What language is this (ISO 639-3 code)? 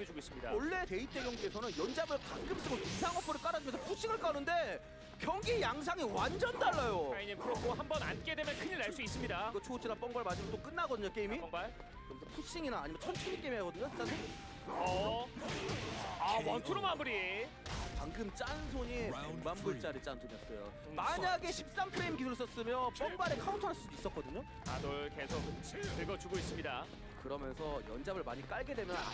kor